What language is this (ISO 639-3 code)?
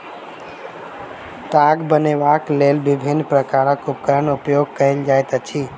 mai